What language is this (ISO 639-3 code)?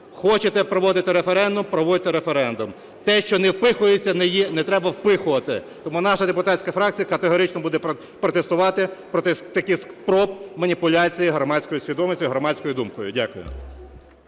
ukr